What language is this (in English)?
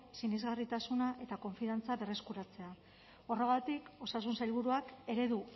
Basque